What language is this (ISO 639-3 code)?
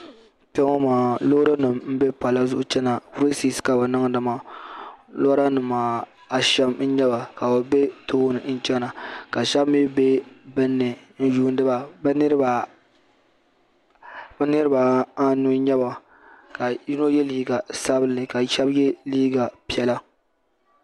dag